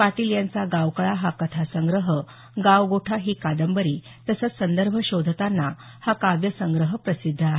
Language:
Marathi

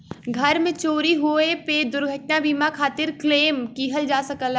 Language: Bhojpuri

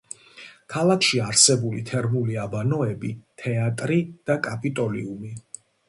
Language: Georgian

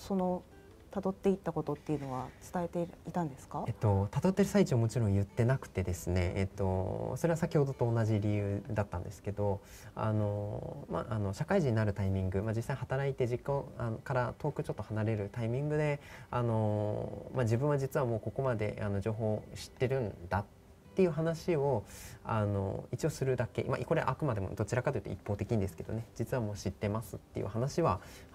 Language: Japanese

